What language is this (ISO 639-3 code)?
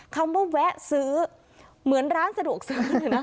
tha